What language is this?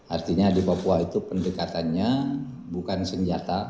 Indonesian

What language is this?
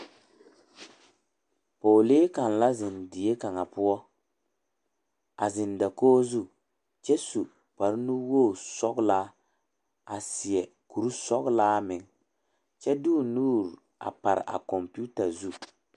Southern Dagaare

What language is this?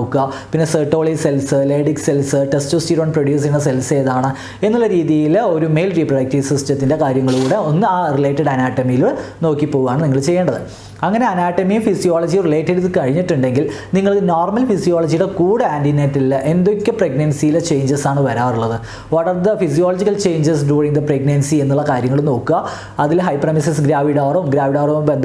English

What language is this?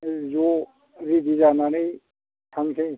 Bodo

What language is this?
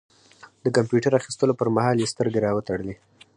Pashto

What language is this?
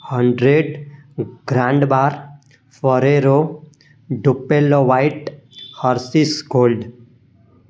Sindhi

